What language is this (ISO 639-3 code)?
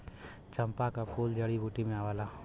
bho